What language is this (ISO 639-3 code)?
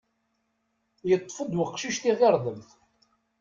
kab